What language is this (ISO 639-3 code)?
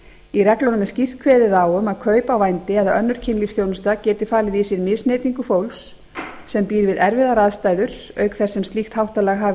isl